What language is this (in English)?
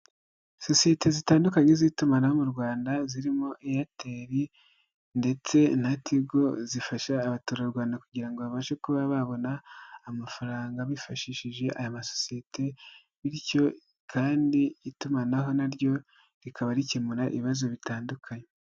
Kinyarwanda